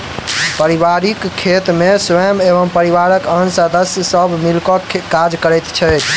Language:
Maithili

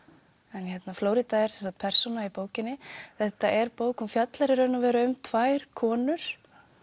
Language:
Icelandic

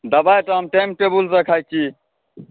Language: Maithili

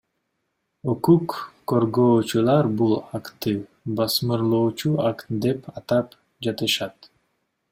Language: Kyrgyz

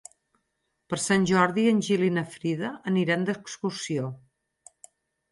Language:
Catalan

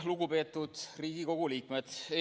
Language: Estonian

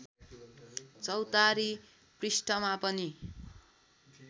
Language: Nepali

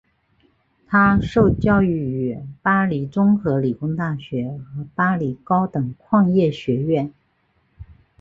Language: Chinese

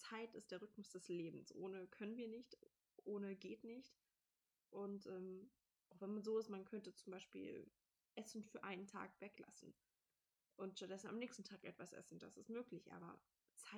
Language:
German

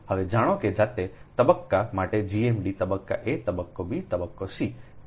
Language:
Gujarati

